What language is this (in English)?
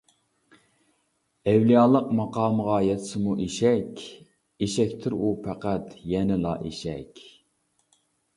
Uyghur